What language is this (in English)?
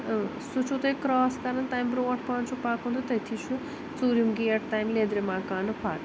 Kashmiri